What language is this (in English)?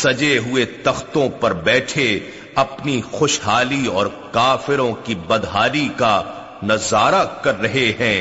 Urdu